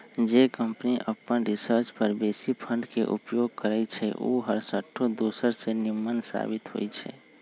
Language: Magahi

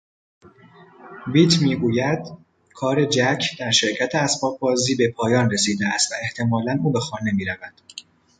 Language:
Persian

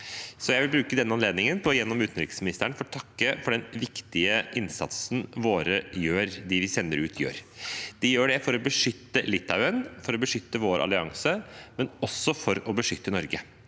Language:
Norwegian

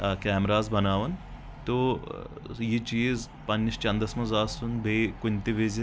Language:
Kashmiri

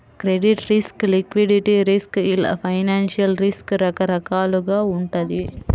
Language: Telugu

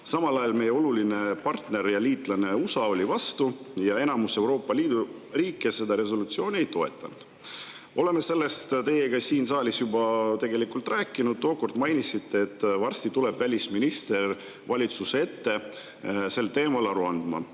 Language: Estonian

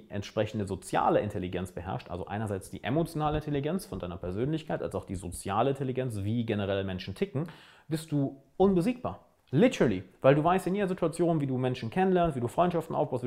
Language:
German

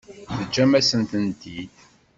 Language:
Kabyle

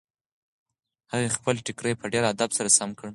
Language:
Pashto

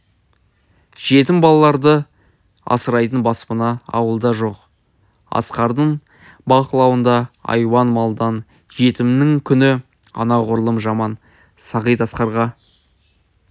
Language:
Kazakh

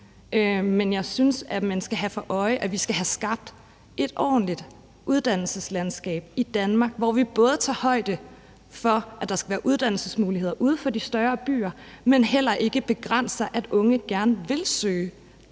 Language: Danish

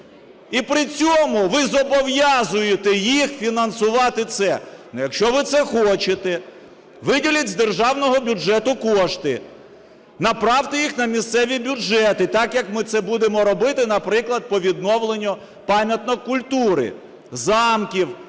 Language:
Ukrainian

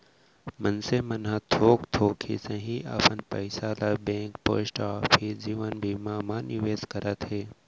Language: Chhattisgarhi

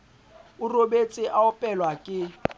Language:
Southern Sotho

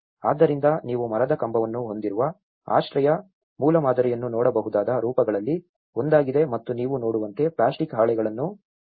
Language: Kannada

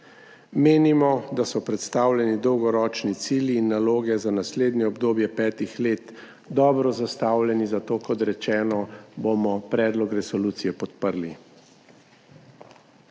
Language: Slovenian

